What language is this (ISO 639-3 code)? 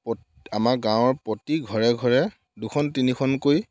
asm